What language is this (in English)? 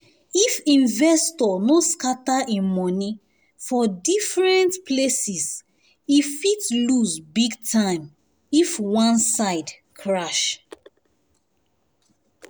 Nigerian Pidgin